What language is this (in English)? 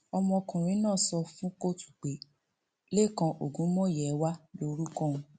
Yoruba